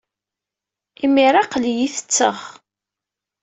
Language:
Kabyle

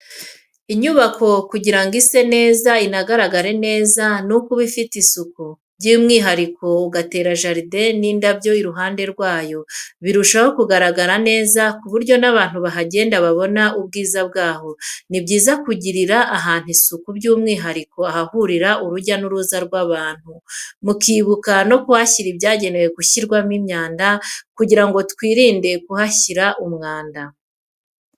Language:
Kinyarwanda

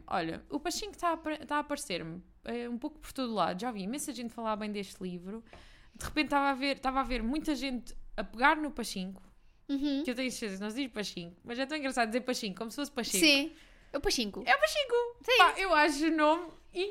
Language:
Portuguese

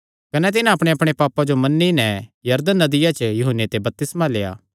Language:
Kangri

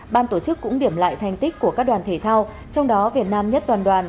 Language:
Vietnamese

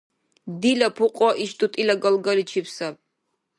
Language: Dargwa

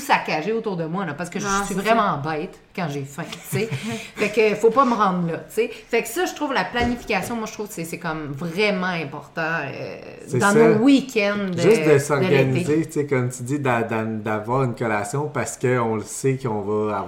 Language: French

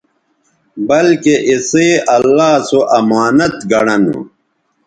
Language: Bateri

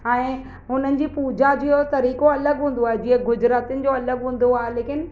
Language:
Sindhi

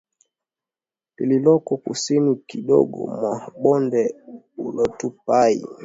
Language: Swahili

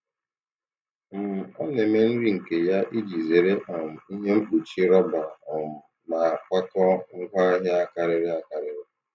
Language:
Igbo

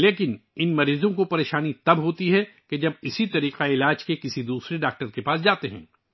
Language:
Urdu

